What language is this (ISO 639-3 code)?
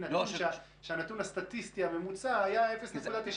heb